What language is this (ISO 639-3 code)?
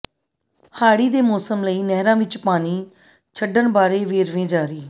pan